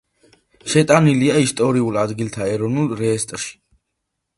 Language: Georgian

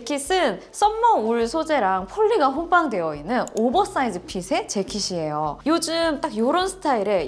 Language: Korean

